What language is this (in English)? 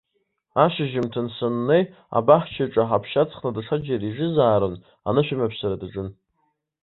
Abkhazian